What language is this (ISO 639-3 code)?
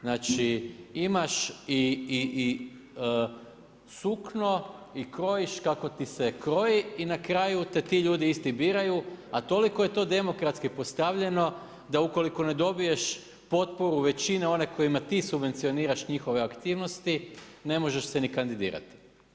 hrv